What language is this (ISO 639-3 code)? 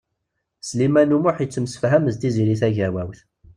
kab